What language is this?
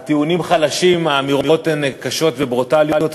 Hebrew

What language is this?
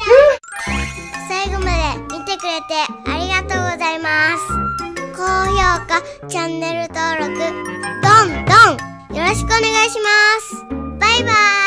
Japanese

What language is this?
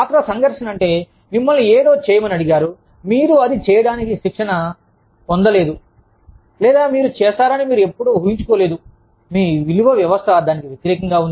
Telugu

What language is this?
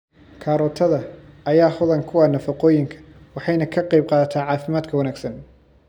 Somali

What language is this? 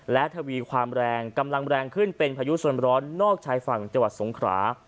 Thai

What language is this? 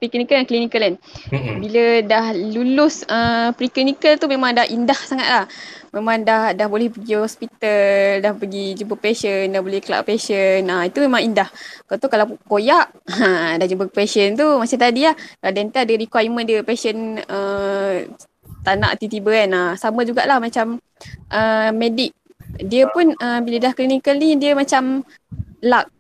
Malay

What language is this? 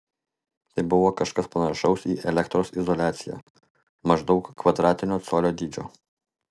Lithuanian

